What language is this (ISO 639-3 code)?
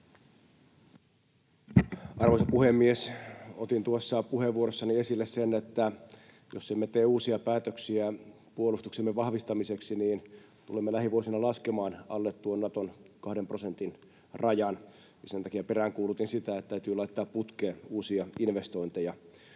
fin